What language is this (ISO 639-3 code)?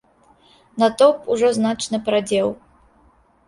bel